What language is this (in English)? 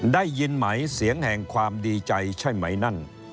Thai